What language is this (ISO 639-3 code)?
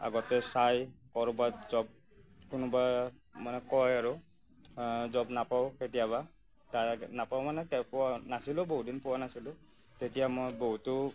asm